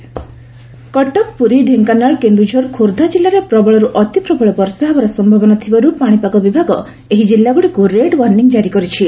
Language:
Odia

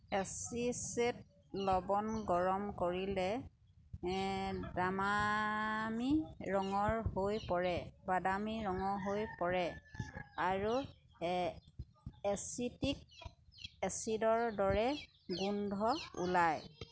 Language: Assamese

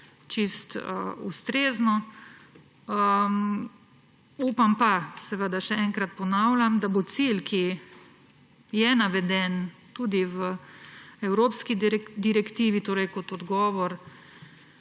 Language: Slovenian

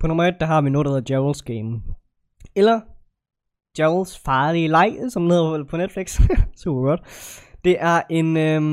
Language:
Danish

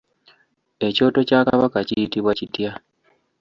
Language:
Ganda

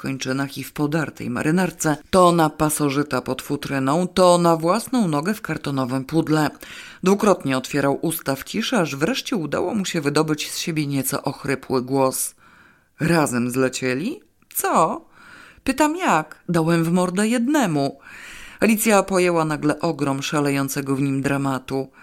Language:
Polish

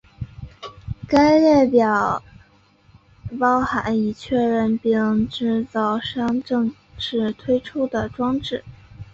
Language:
Chinese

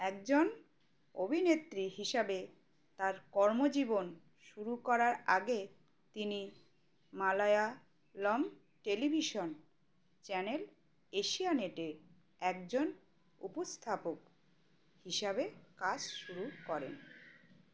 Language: Bangla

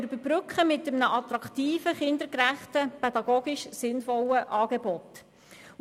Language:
Swiss German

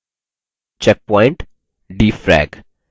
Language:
Hindi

